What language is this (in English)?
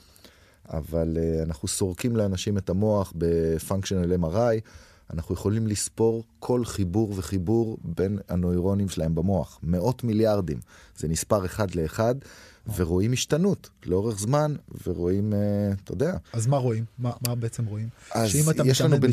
Hebrew